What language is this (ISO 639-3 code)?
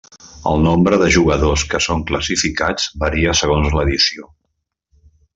cat